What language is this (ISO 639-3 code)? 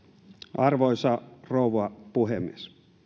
fin